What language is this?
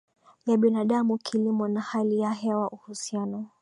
Swahili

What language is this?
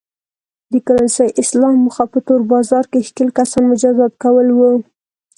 Pashto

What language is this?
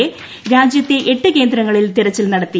Malayalam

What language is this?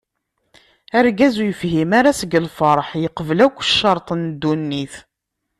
Kabyle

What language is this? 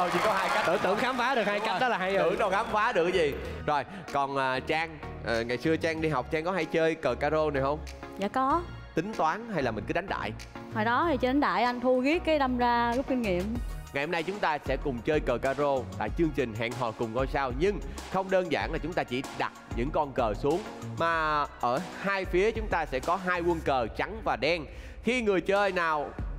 Vietnamese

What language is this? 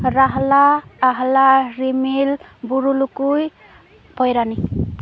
Santali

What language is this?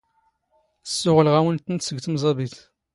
Standard Moroccan Tamazight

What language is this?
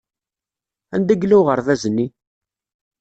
Kabyle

